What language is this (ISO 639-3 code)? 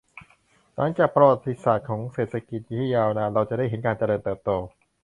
tha